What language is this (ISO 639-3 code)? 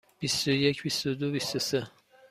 fas